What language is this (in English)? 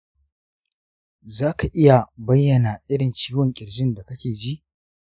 Hausa